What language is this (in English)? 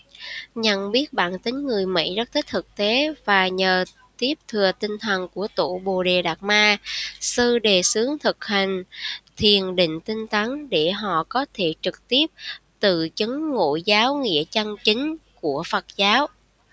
Vietnamese